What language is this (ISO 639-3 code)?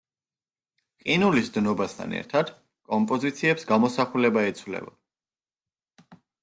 kat